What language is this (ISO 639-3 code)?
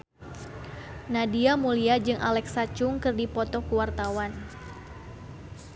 sun